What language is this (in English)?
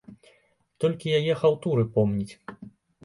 Belarusian